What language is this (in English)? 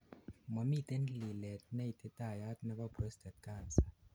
Kalenjin